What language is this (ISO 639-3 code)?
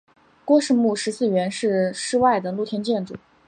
zho